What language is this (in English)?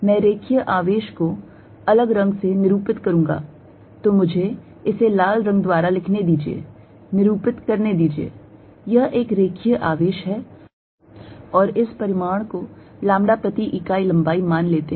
Hindi